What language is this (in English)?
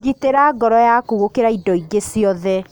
Kikuyu